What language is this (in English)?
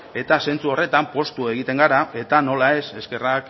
Basque